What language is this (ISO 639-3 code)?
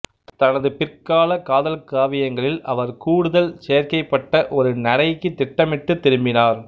tam